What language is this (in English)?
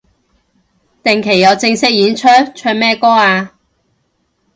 Cantonese